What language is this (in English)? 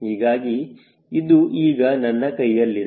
Kannada